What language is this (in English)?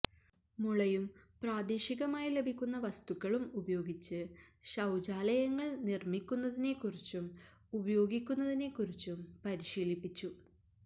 Malayalam